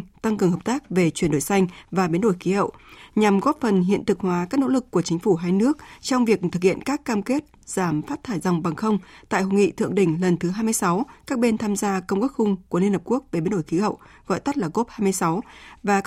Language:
Vietnamese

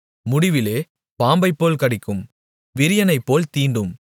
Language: Tamil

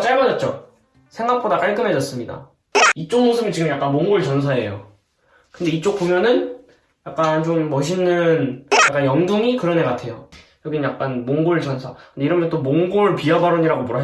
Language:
Korean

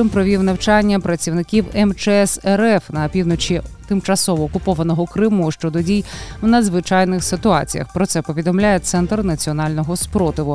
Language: Ukrainian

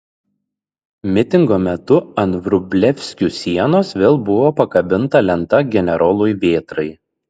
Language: Lithuanian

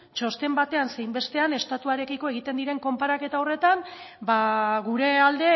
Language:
Basque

